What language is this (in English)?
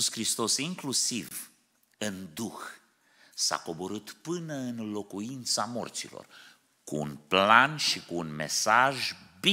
Romanian